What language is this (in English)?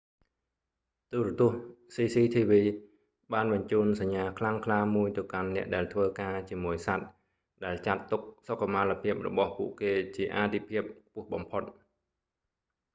Khmer